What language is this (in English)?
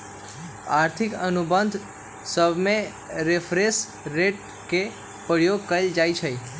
Magahi